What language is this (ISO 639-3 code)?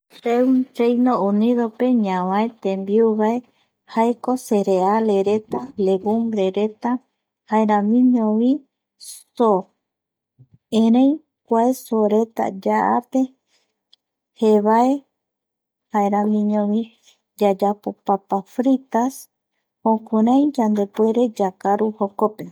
gui